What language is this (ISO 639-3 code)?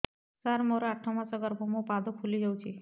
ori